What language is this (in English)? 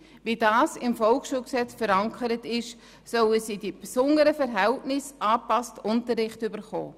Swiss German